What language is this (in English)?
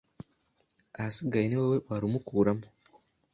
Kinyarwanda